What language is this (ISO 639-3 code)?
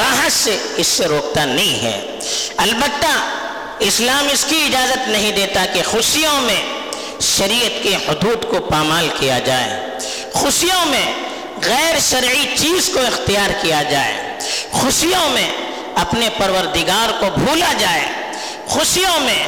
urd